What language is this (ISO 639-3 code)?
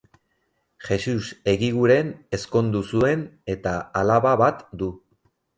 eus